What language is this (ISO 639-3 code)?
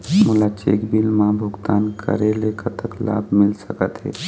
hne